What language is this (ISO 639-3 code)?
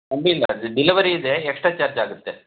kan